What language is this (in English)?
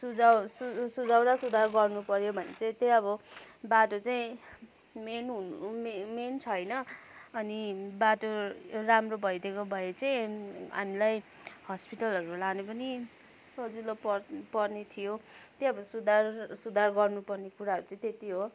Nepali